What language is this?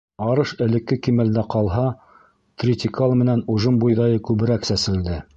Bashkir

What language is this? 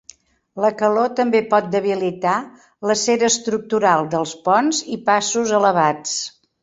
Catalan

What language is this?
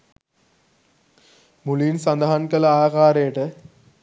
Sinhala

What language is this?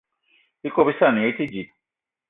Eton (Cameroon)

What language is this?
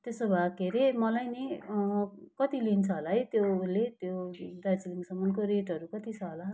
Nepali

